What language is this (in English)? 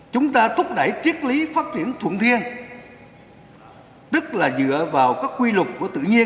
Vietnamese